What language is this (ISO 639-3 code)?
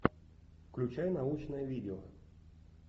rus